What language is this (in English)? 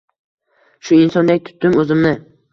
Uzbek